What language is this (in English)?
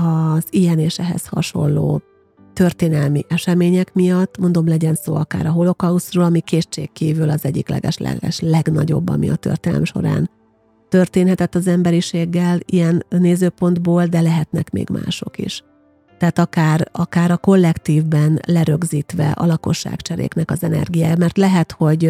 Hungarian